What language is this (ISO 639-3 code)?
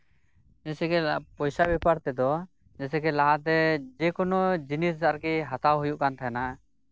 sat